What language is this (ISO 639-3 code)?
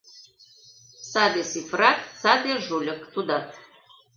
chm